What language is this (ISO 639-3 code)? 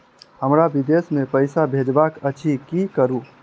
mai